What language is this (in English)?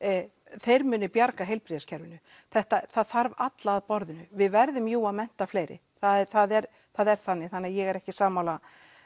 Icelandic